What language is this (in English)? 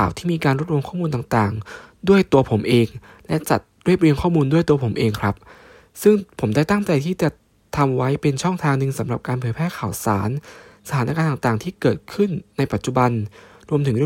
Thai